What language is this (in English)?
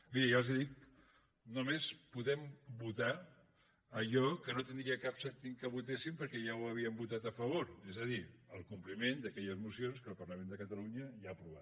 Catalan